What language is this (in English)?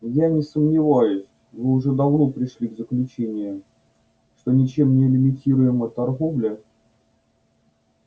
Russian